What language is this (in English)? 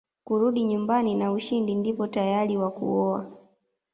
Swahili